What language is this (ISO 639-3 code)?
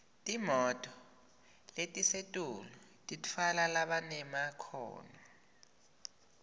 ssw